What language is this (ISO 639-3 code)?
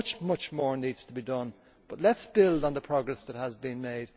eng